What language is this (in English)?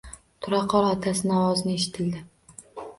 Uzbek